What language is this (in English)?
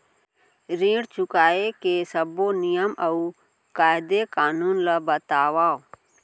Chhattisgarhi